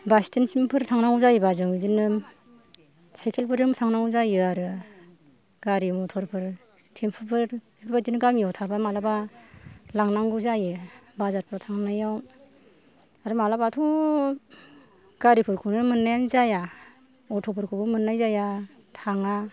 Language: Bodo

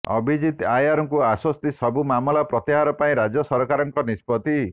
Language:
Odia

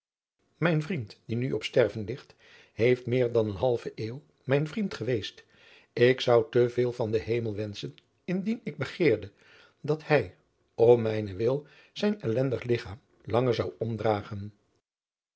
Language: Dutch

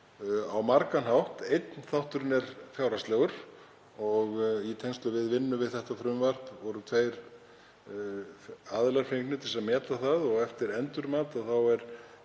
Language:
Icelandic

